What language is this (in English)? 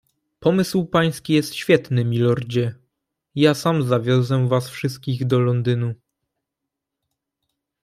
Polish